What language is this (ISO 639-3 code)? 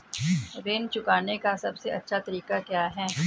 hin